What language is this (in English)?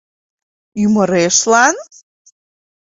Mari